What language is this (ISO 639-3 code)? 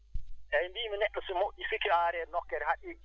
ful